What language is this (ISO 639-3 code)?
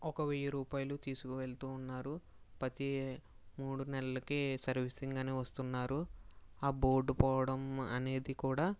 tel